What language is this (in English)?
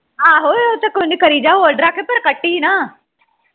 Punjabi